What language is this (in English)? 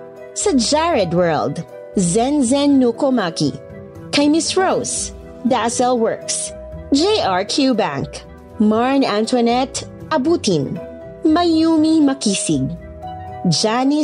Filipino